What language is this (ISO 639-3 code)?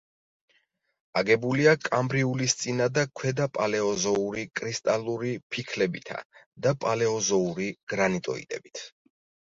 kat